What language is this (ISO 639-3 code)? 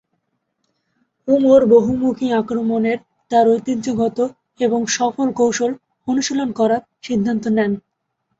ben